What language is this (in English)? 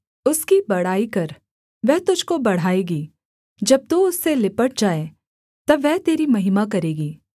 Hindi